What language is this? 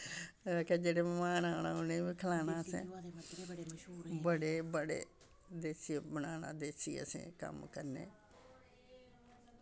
Dogri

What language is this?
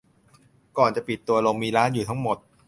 Thai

